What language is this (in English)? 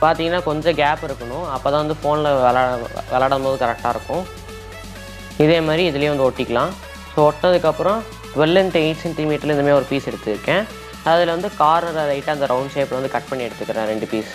Hindi